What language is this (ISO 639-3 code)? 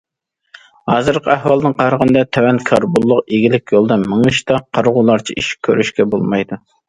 uig